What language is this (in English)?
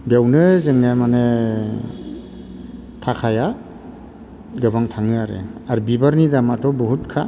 Bodo